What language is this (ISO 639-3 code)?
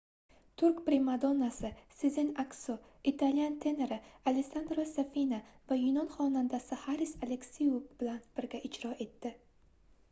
uzb